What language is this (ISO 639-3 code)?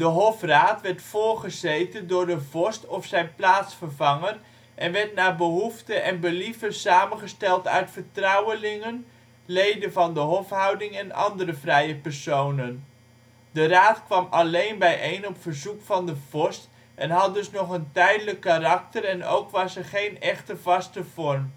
nld